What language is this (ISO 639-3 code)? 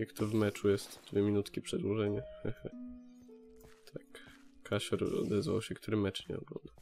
pol